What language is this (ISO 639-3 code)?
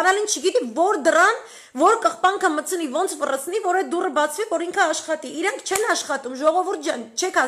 ron